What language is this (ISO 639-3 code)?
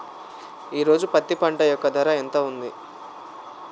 tel